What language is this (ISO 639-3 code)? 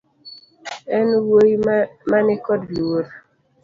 luo